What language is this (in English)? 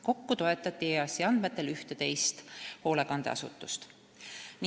Estonian